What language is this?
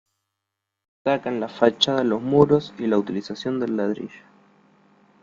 Spanish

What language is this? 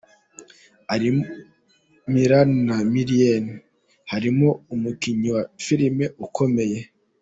Kinyarwanda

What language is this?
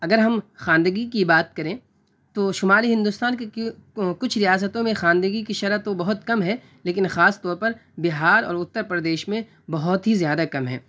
Urdu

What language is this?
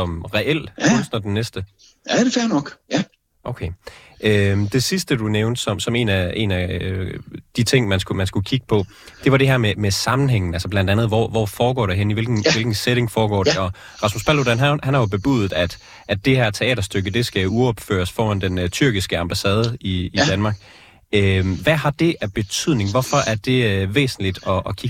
Danish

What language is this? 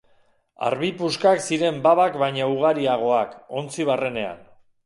Basque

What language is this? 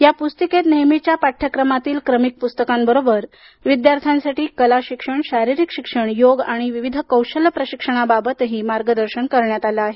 Marathi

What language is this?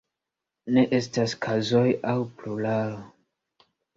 Esperanto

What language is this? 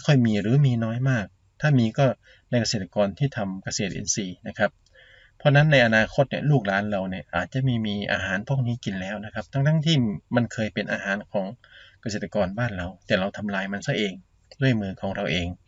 Thai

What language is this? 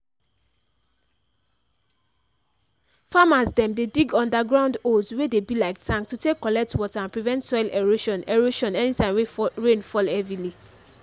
Nigerian Pidgin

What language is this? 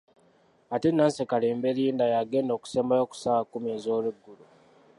Ganda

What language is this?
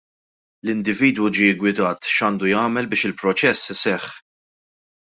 Maltese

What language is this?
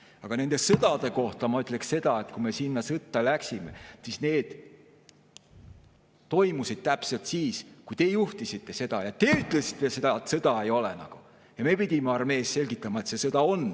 Estonian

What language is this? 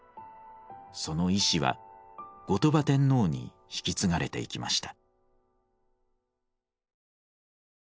Japanese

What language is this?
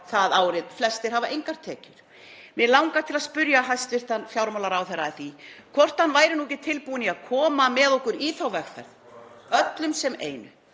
Icelandic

